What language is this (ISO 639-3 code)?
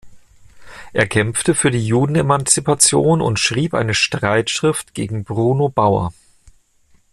deu